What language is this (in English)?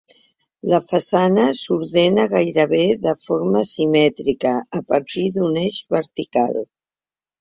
Catalan